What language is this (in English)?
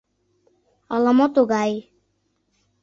Mari